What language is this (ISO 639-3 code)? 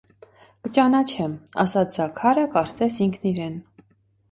hye